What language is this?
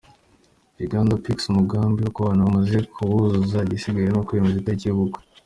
Kinyarwanda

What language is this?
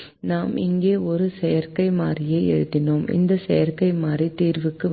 Tamil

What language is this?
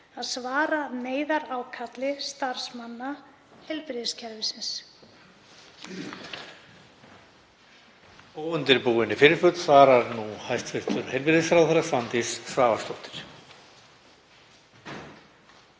Icelandic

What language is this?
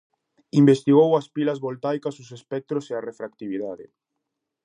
Galician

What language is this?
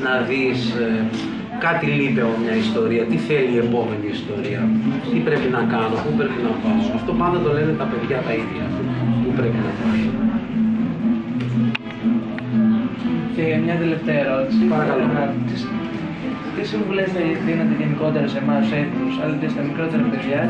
Greek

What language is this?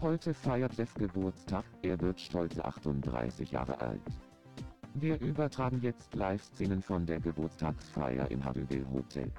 German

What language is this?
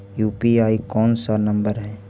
Magahi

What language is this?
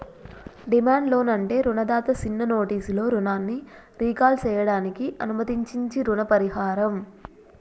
Telugu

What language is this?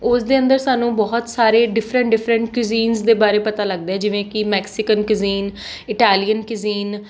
Punjabi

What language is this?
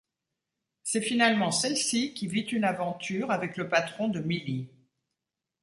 French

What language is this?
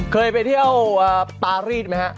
Thai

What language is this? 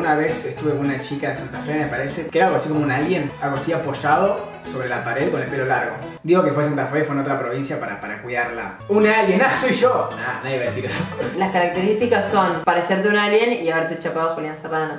Spanish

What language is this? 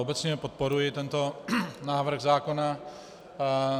Czech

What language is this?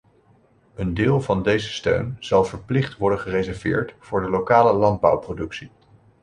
Dutch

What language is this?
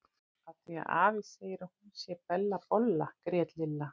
Icelandic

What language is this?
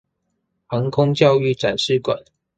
Chinese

